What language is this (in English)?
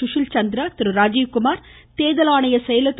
Tamil